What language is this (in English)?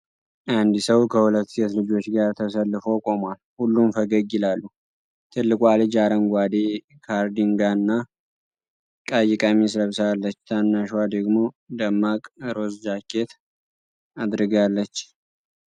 Amharic